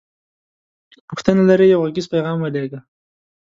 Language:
Pashto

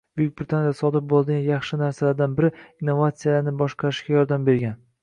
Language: Uzbek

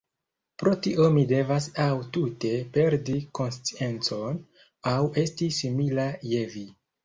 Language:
Esperanto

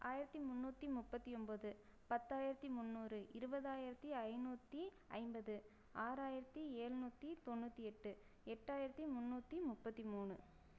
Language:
Tamil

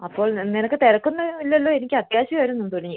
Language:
Malayalam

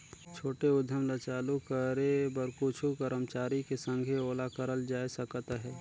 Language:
Chhattisgarhi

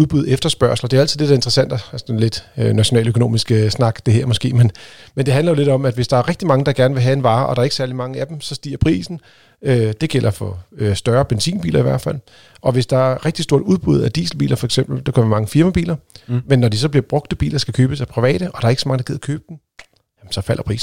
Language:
Danish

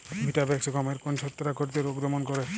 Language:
Bangla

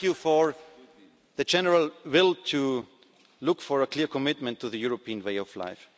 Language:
English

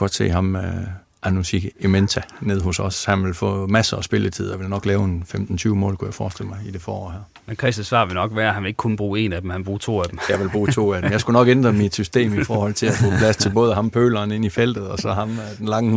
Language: Danish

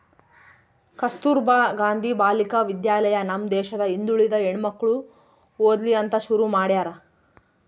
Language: Kannada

